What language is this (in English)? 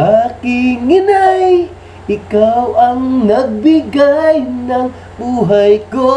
Filipino